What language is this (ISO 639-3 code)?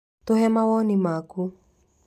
kik